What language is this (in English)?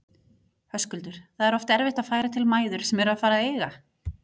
Icelandic